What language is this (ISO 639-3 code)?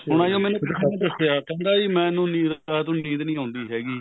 pan